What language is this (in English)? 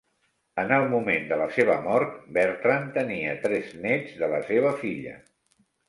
Catalan